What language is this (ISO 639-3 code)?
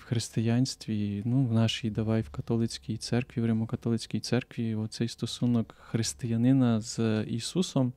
ukr